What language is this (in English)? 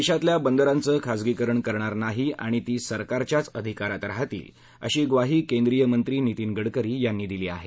Marathi